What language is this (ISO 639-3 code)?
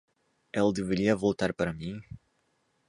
por